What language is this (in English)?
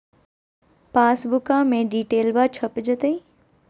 Magahi